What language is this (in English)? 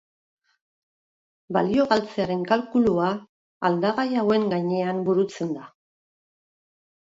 Basque